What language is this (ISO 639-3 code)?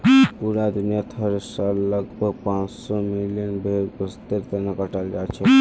mag